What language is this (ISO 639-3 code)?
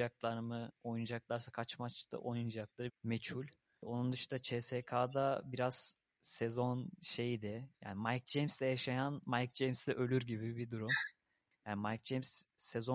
tur